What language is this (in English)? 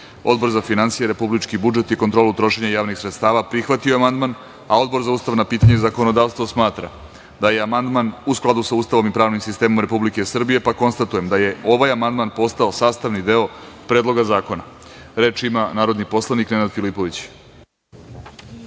Serbian